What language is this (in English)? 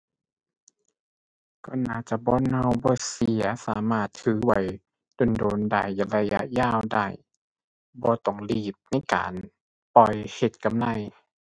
Thai